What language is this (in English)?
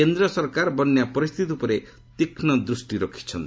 Odia